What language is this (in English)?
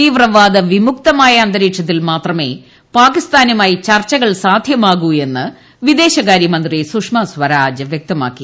Malayalam